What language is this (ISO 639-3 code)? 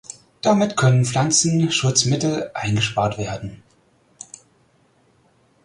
deu